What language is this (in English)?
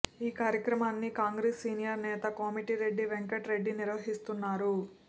Telugu